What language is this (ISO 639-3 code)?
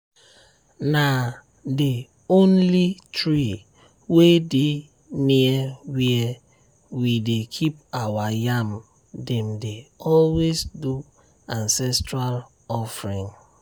pcm